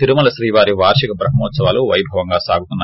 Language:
Telugu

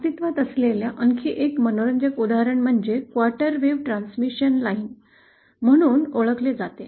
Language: Marathi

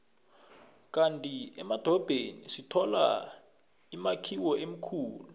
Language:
South Ndebele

